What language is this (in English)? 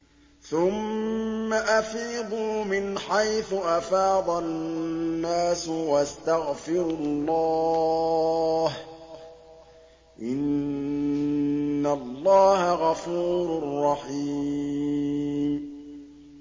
Arabic